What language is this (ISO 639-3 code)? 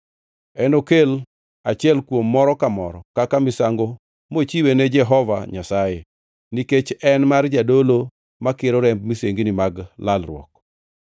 luo